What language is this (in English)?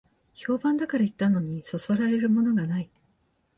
Japanese